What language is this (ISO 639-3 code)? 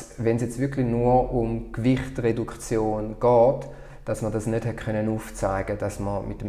deu